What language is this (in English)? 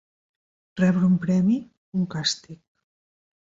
Catalan